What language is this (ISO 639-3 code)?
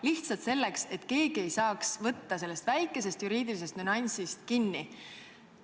est